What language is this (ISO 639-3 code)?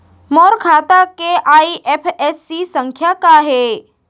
hne